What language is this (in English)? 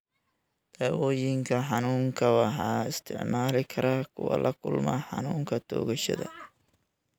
Somali